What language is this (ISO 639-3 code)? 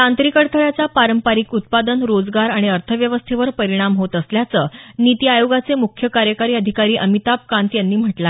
mar